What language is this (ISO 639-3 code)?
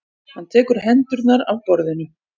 isl